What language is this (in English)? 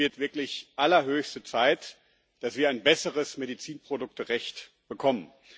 German